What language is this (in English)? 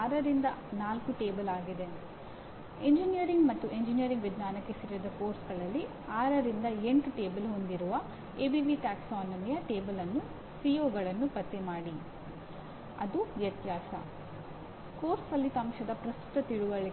Kannada